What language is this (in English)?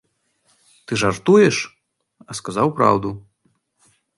Belarusian